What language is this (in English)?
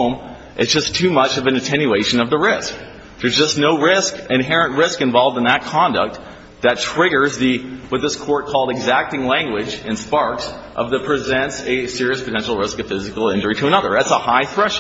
English